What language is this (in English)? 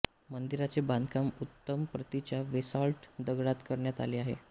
Marathi